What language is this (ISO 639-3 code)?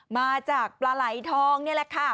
tha